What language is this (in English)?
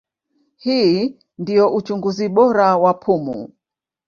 Swahili